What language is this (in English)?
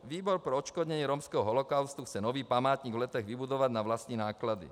Czech